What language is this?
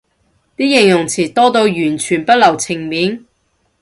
Cantonese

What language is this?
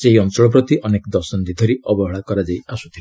Odia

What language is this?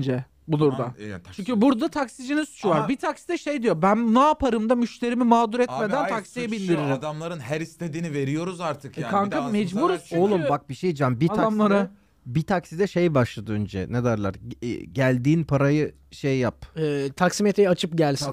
Turkish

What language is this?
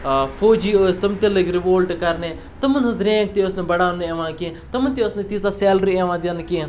Kashmiri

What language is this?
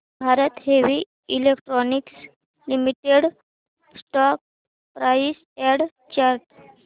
Marathi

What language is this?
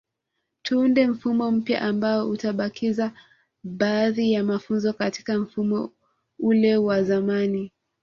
Swahili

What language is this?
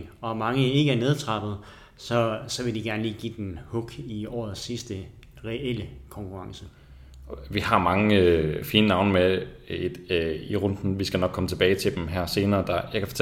Danish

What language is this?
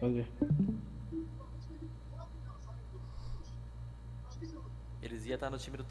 Portuguese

